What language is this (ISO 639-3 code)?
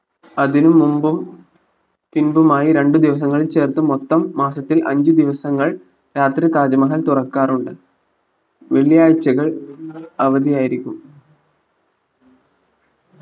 mal